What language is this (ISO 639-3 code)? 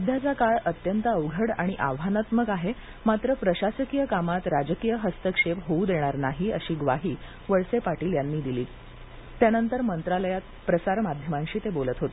mar